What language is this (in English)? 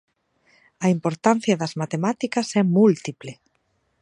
Galician